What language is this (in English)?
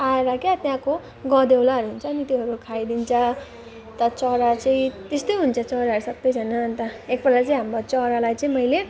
Nepali